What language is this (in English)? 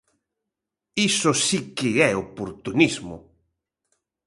Galician